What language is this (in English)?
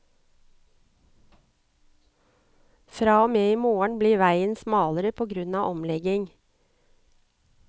Norwegian